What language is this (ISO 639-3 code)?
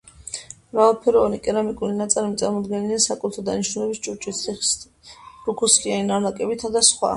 kat